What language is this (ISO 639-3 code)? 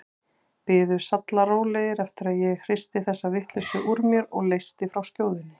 isl